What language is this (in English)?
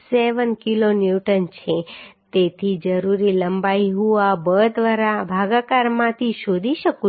Gujarati